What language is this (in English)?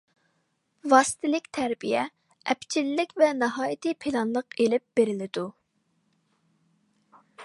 Uyghur